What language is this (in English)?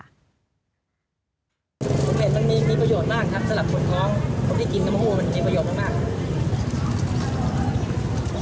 Thai